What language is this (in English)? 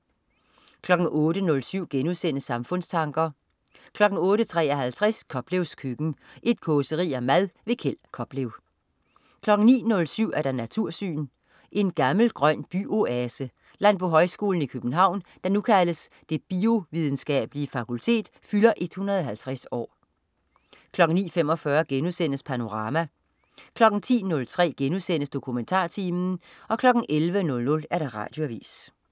Danish